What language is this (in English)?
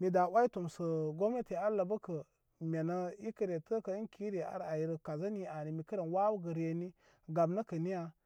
Koma